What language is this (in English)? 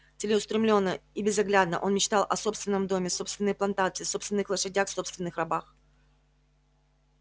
Russian